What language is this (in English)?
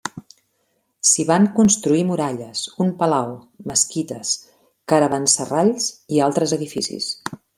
Catalan